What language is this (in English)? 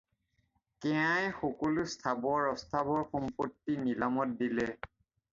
Assamese